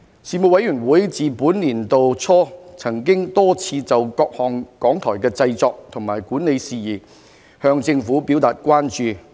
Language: Cantonese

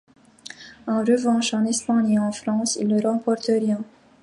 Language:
French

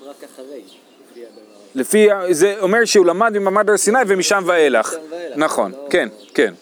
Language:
Hebrew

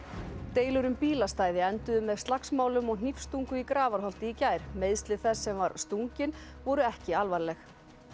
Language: Icelandic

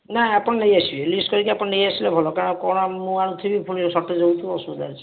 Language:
Odia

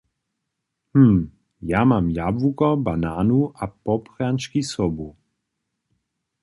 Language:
Upper Sorbian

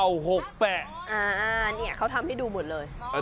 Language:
Thai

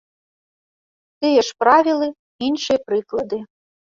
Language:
Belarusian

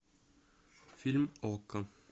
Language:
Russian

